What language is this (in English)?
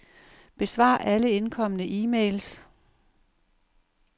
Danish